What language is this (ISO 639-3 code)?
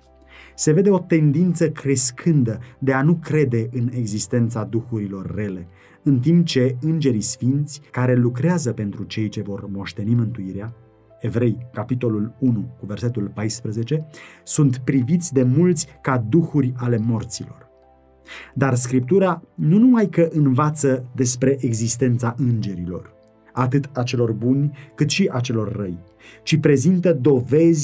ron